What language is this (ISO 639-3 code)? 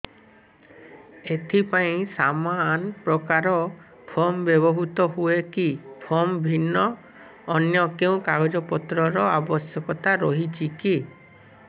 ori